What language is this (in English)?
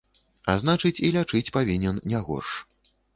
Belarusian